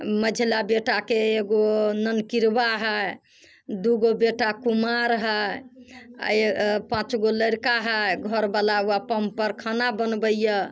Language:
Maithili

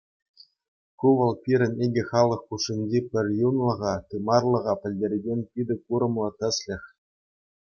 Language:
Chuvash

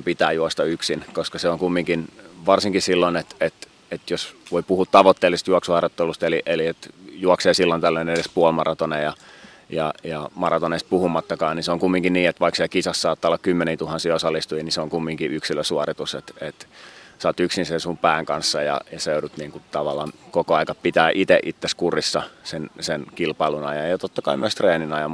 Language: Finnish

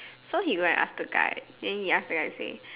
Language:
English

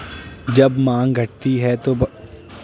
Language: Hindi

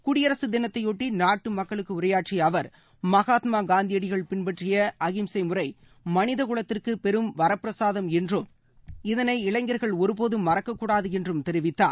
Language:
Tamil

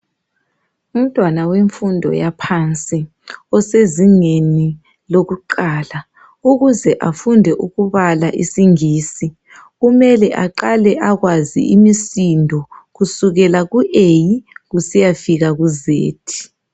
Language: North Ndebele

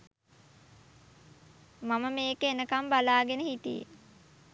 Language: Sinhala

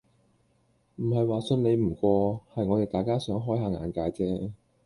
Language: Cantonese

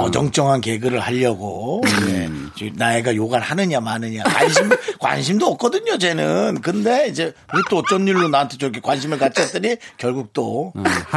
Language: Korean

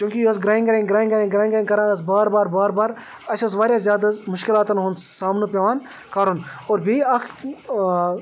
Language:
Kashmiri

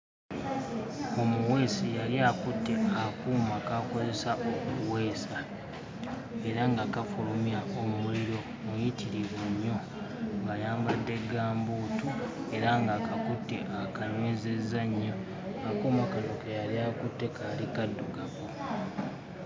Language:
Ganda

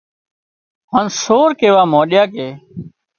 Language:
Wadiyara Koli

